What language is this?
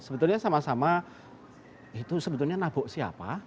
Indonesian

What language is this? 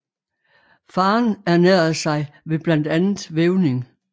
Danish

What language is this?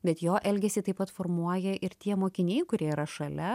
Lithuanian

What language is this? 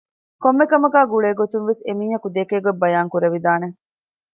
Divehi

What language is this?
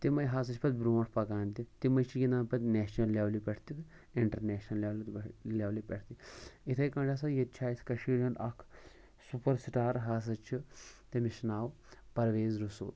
Kashmiri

